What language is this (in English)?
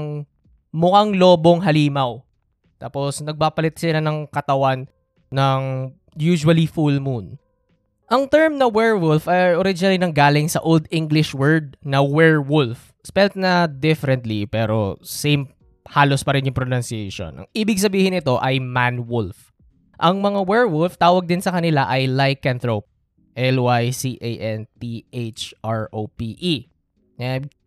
Filipino